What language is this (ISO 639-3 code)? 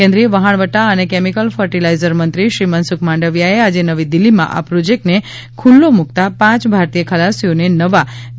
guj